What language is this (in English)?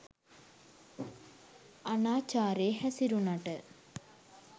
Sinhala